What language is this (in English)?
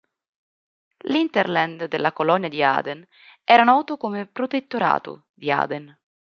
Italian